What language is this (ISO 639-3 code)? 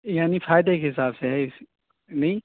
urd